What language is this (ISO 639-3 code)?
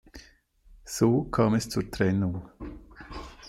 deu